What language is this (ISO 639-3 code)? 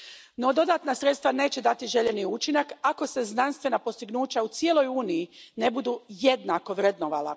hrv